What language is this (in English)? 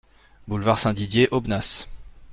French